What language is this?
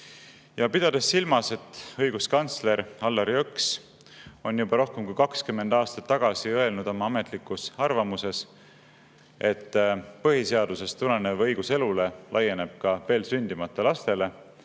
Estonian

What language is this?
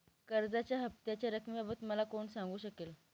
Marathi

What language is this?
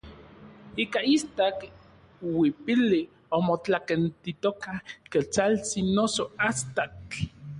Orizaba Nahuatl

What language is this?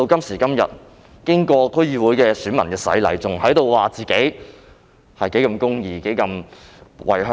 Cantonese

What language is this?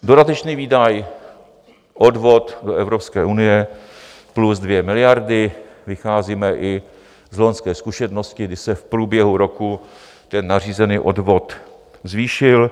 Czech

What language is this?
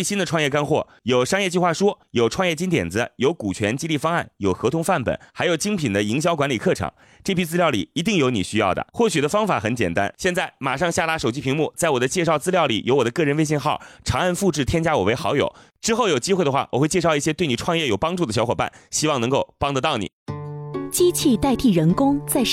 Chinese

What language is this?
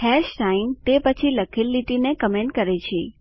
Gujarati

